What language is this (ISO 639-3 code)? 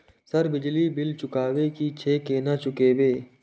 mai